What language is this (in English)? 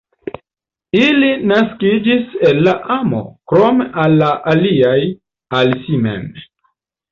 Esperanto